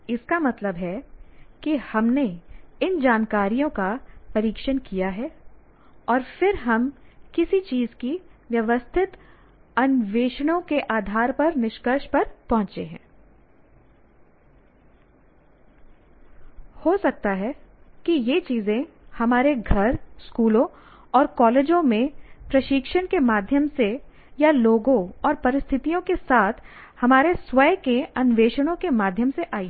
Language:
Hindi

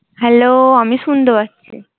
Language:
Bangla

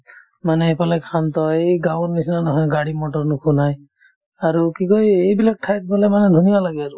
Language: Assamese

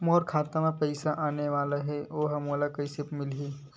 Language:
Chhattisgarhi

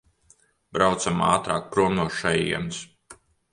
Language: Latvian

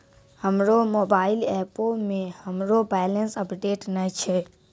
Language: Maithili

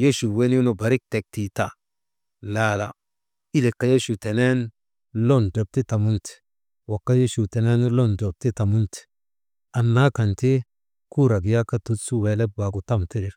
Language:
Maba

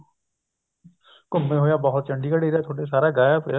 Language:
Punjabi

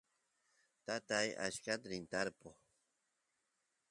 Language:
Santiago del Estero Quichua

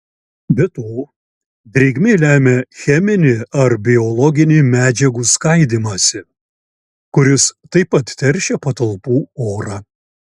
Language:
Lithuanian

